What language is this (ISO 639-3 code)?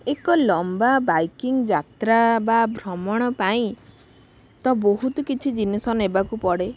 ori